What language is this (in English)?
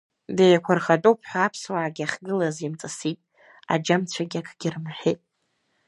Abkhazian